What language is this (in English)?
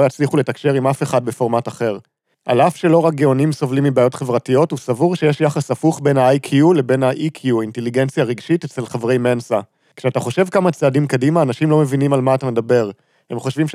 Hebrew